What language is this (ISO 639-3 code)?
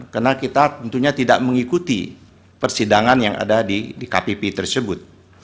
ind